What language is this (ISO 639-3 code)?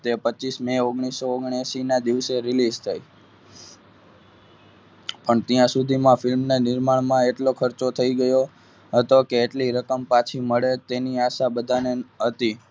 guj